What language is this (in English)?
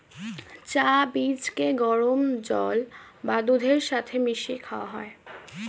Bangla